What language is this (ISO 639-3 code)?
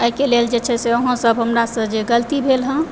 mai